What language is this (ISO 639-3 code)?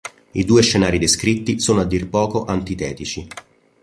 ita